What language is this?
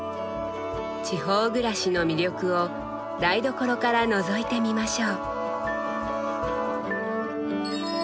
Japanese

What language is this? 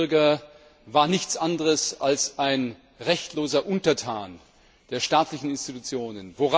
German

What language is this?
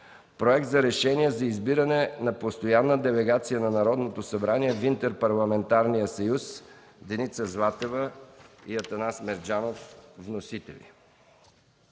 Bulgarian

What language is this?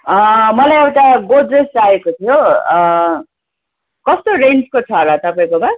Nepali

